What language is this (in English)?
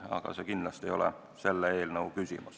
Estonian